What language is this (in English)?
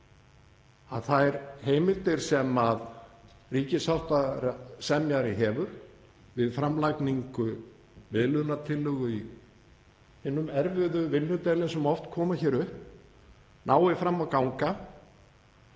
Icelandic